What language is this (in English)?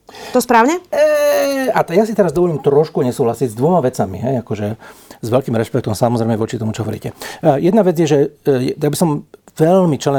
Slovak